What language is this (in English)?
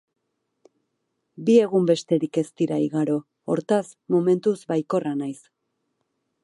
Basque